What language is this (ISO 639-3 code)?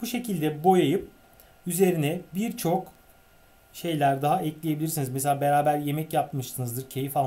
tur